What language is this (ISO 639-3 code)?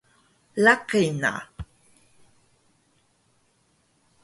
trv